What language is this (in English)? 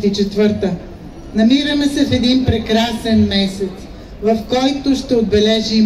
Bulgarian